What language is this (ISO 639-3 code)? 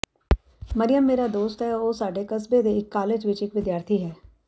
pan